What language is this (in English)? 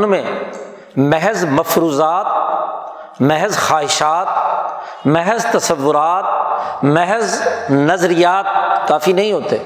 Urdu